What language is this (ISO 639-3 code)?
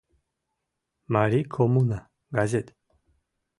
chm